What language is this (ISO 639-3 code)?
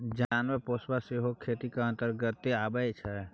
mai